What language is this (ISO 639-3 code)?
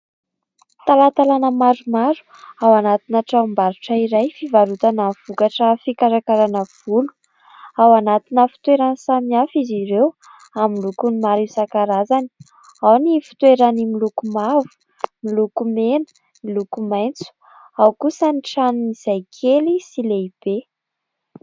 mlg